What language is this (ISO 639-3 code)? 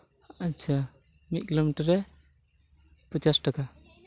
sat